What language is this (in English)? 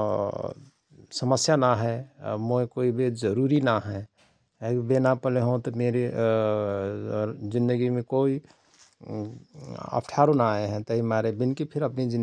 Rana Tharu